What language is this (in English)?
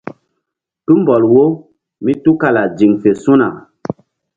Mbum